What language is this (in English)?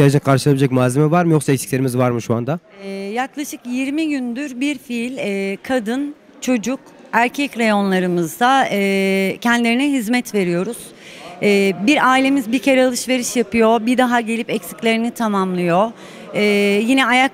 Turkish